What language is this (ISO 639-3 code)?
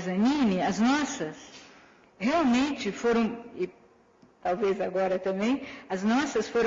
por